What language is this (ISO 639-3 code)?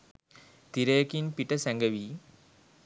sin